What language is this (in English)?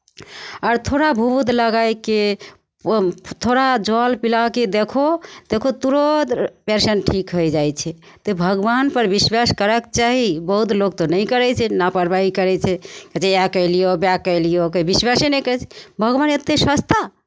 Maithili